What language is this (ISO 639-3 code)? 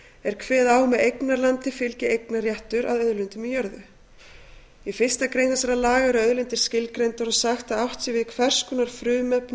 isl